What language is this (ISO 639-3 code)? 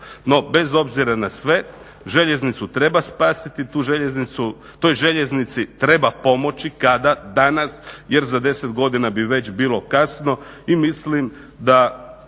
hrv